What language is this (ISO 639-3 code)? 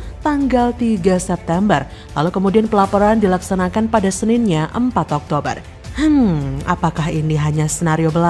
ind